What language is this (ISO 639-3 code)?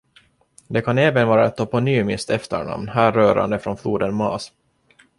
swe